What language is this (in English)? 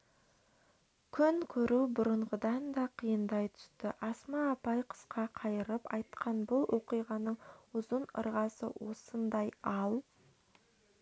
Kazakh